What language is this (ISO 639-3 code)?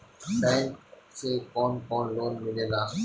bho